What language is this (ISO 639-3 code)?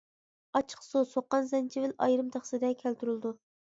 uig